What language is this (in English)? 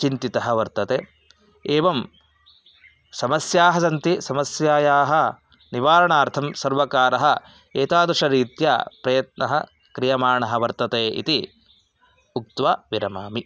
Sanskrit